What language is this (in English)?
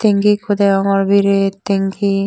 Chakma